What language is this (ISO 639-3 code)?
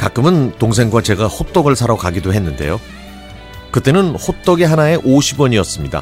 kor